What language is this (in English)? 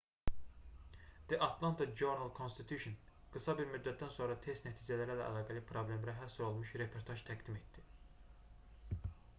Azerbaijani